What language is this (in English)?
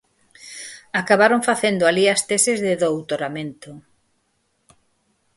Galician